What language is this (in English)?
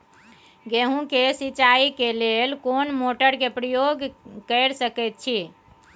Maithili